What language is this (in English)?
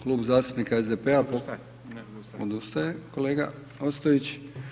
Croatian